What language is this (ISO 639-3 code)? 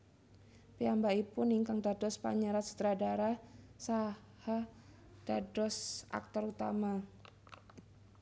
jav